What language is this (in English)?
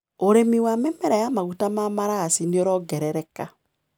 Kikuyu